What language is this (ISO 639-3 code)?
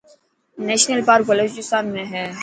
mki